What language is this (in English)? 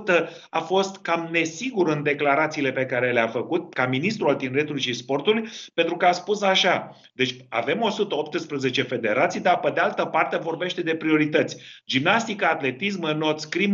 Romanian